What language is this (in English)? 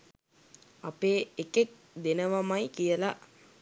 Sinhala